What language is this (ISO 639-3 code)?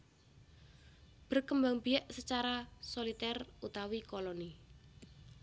jav